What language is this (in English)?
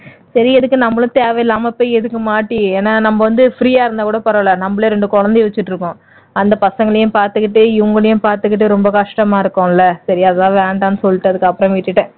Tamil